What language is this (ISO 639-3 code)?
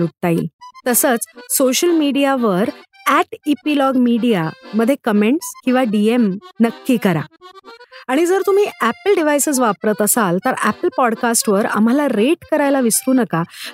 mar